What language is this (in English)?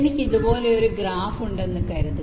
Malayalam